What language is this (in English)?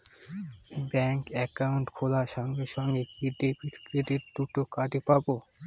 Bangla